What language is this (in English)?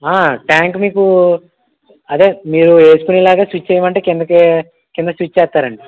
Telugu